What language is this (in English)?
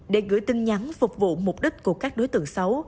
Vietnamese